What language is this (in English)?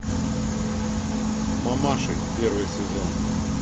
Russian